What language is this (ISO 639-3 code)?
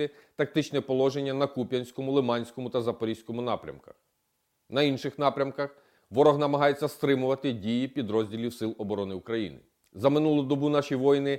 ukr